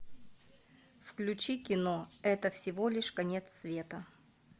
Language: Russian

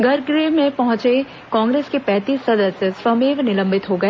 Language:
Hindi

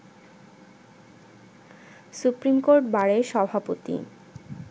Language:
Bangla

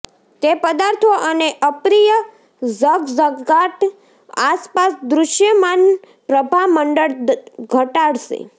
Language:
Gujarati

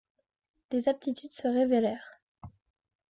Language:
French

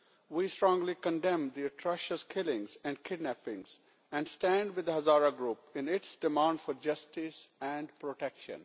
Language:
English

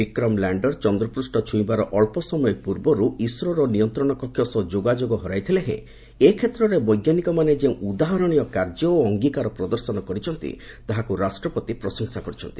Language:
Odia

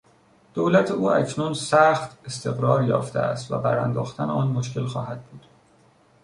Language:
Persian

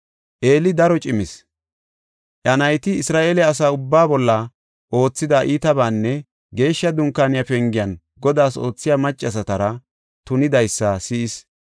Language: Gofa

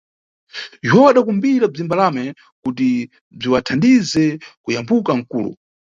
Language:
Nyungwe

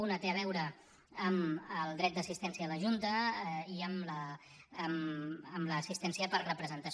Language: Catalan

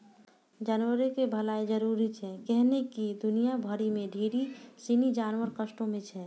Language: Maithili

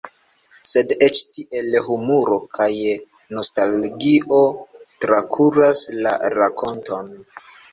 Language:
Esperanto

